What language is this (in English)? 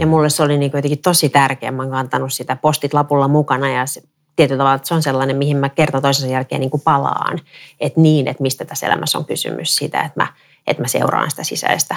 Finnish